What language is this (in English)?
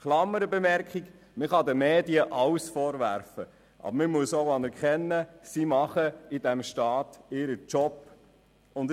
Swiss German